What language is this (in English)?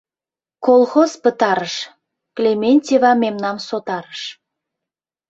Mari